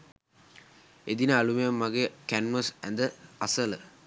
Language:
Sinhala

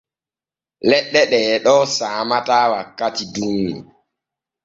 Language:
Borgu Fulfulde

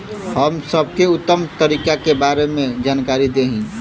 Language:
Bhojpuri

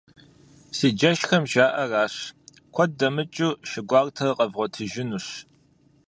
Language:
Kabardian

